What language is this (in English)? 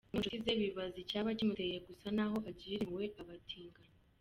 Kinyarwanda